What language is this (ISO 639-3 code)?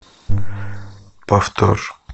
rus